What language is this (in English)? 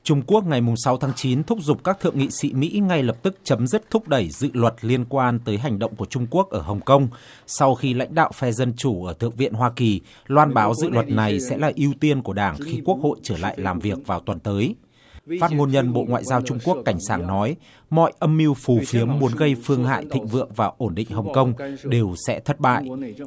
Vietnamese